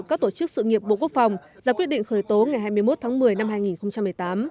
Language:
Vietnamese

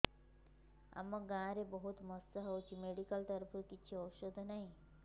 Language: Odia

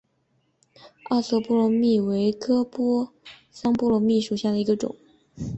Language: Chinese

